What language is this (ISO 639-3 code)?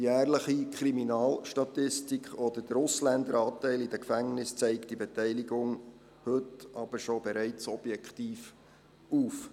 gsw